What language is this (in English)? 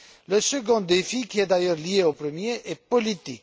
French